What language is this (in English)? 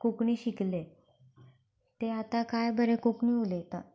Konkani